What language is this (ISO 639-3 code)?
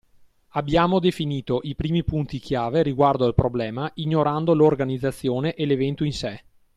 ita